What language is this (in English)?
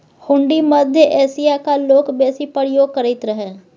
Maithili